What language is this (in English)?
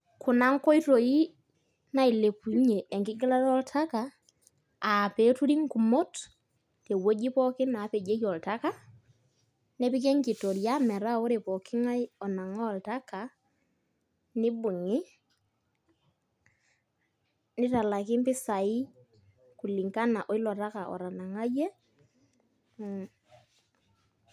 Masai